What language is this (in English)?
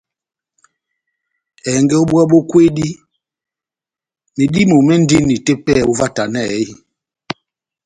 Batanga